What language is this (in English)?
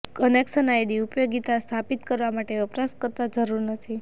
Gujarati